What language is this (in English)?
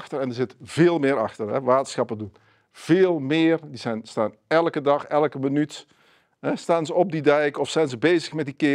Dutch